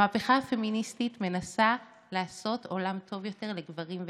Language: Hebrew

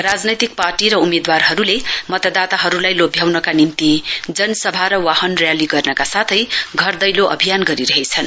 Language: Nepali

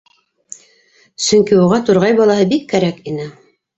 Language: Bashkir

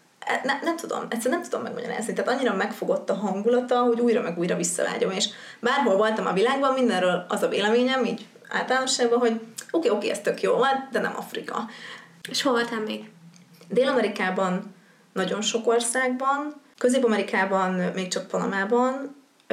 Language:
Hungarian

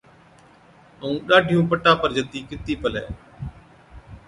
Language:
Od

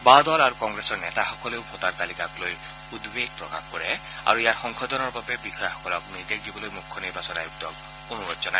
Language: Assamese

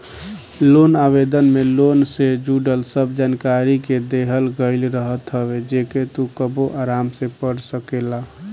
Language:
Bhojpuri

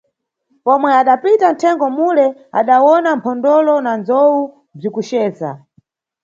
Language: Nyungwe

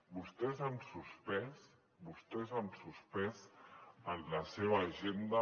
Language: Catalan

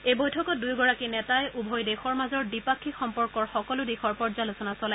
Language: Assamese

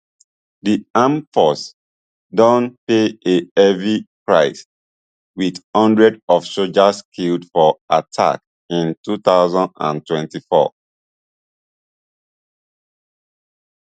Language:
Nigerian Pidgin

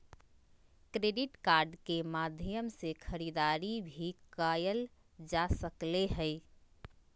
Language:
Magahi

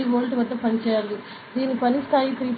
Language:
Telugu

